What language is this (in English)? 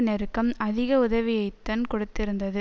Tamil